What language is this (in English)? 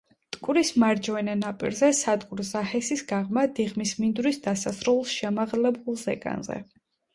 Georgian